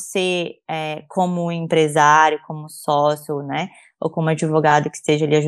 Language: Portuguese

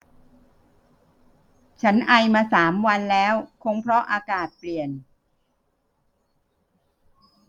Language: Thai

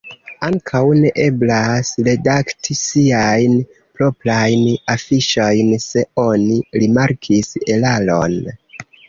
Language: Esperanto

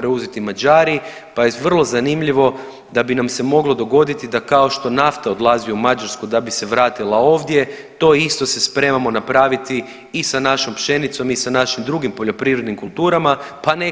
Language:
Croatian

